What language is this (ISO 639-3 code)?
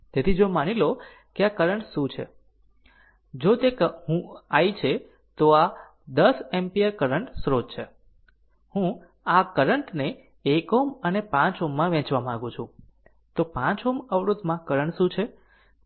guj